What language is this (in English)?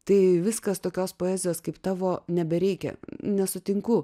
Lithuanian